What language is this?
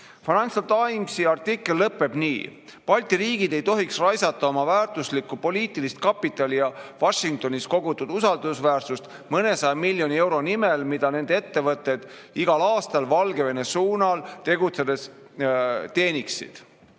Estonian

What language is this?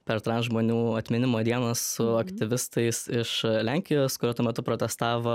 Lithuanian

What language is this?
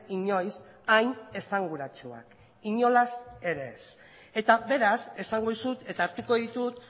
Basque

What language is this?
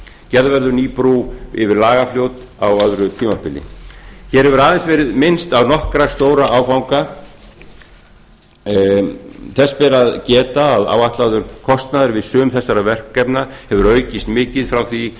Icelandic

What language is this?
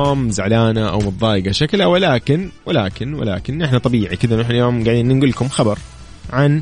Arabic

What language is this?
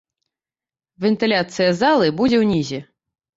Belarusian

